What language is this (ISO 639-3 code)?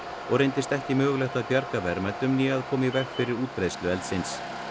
isl